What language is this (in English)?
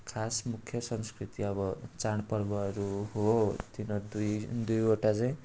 Nepali